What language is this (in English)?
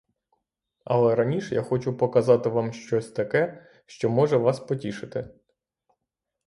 Ukrainian